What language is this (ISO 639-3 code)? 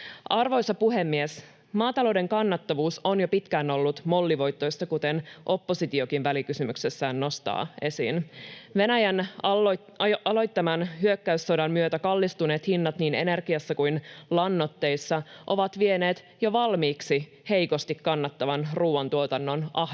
fin